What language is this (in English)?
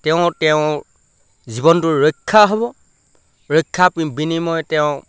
Assamese